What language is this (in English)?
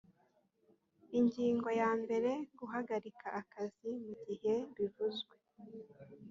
Kinyarwanda